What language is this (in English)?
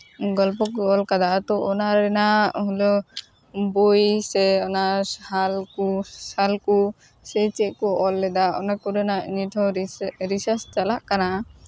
Santali